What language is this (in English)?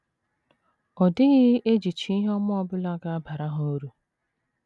Igbo